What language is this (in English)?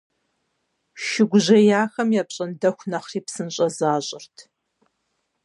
Kabardian